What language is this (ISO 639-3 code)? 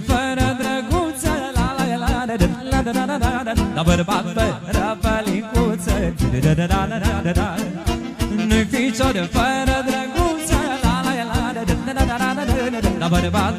ron